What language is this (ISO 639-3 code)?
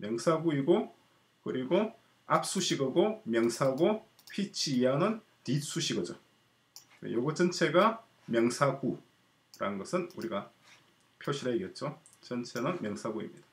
kor